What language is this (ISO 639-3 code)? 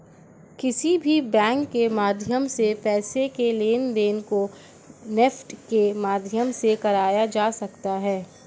hin